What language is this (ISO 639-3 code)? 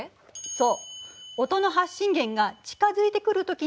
jpn